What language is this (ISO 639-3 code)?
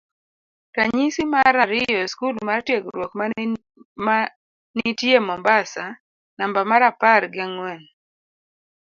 luo